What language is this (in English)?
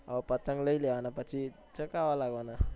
Gujarati